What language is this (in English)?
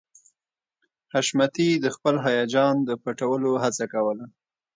Pashto